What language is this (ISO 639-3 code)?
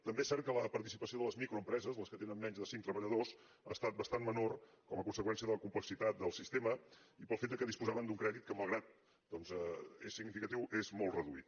cat